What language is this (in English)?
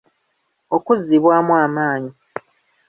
Ganda